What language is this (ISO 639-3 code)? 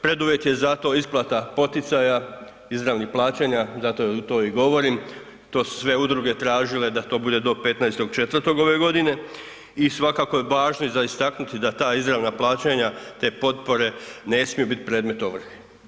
hrv